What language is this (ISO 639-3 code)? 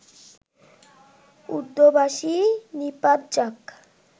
ben